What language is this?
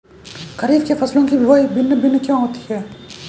Hindi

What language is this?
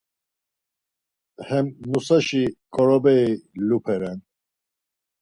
Laz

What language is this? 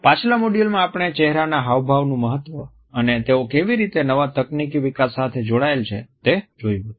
Gujarati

